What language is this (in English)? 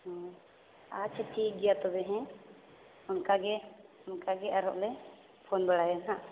Santali